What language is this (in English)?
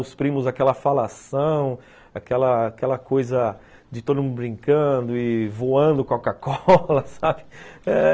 Portuguese